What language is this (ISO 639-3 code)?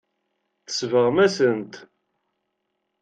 kab